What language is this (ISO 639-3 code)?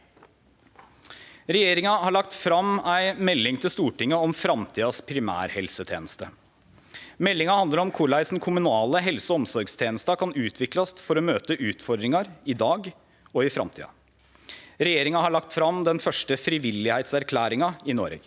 nor